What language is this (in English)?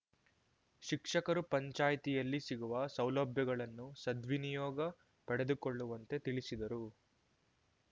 Kannada